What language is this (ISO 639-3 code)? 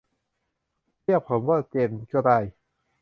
tha